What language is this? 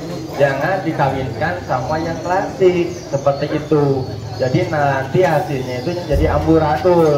Indonesian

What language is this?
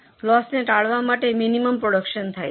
Gujarati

